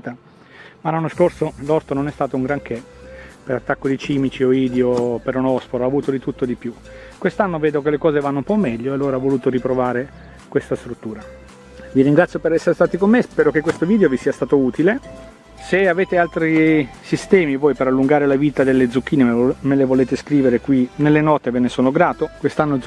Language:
Italian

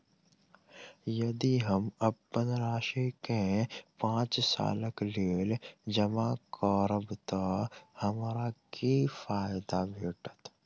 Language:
Maithili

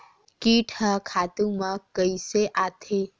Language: Chhattisgarhi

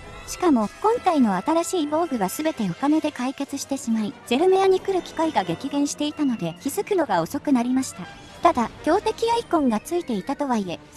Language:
Japanese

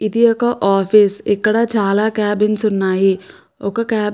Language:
Telugu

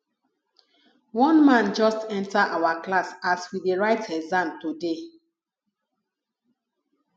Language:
Nigerian Pidgin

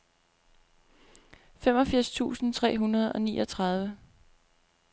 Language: Danish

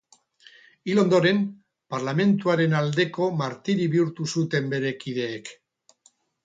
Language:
Basque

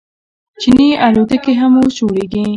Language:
Pashto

